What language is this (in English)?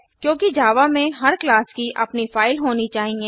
Hindi